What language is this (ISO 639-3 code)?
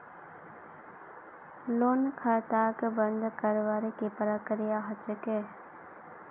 mag